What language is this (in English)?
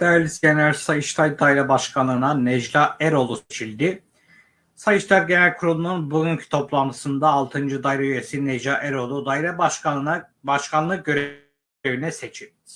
Turkish